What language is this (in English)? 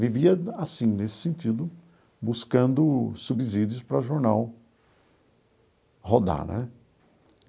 Portuguese